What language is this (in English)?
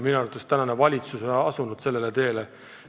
Estonian